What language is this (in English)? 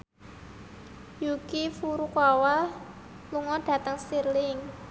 Javanese